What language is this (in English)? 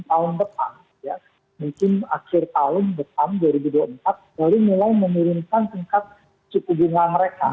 Indonesian